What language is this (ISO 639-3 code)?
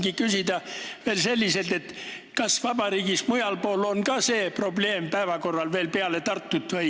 est